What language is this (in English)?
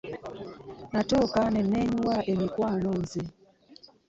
Ganda